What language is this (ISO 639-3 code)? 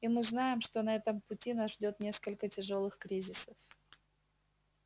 rus